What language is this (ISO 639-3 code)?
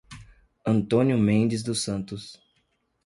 por